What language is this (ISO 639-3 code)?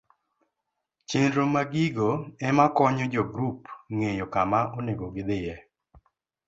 luo